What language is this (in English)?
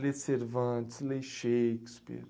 Portuguese